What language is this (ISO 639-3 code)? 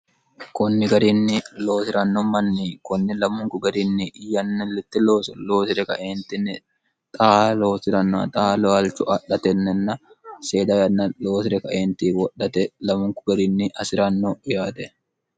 sid